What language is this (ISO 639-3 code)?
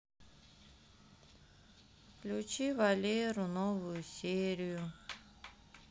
rus